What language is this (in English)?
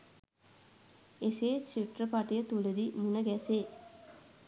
Sinhala